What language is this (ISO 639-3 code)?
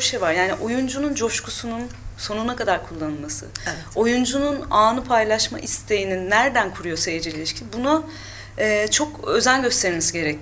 tur